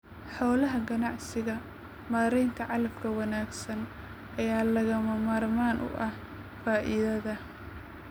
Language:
Somali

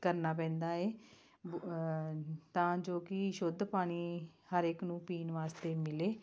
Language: Punjabi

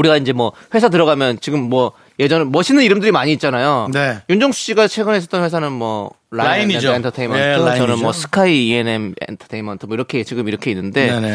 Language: Korean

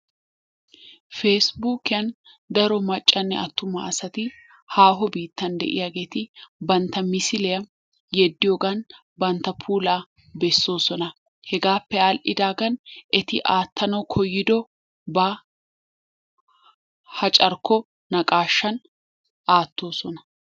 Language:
Wolaytta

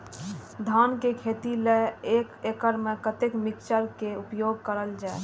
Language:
Maithili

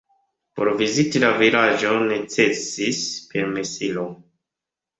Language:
Esperanto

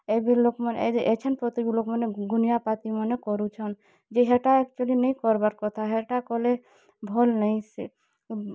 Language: Odia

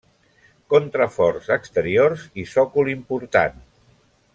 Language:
Catalan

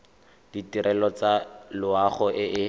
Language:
Tswana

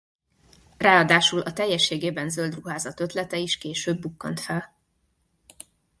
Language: Hungarian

